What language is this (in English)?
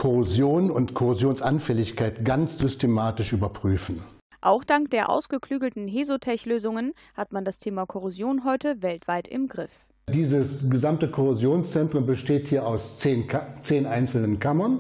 German